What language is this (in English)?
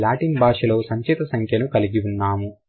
Telugu